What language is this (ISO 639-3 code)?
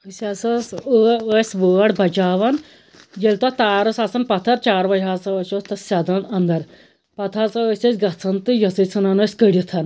kas